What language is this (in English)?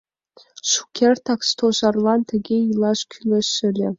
Mari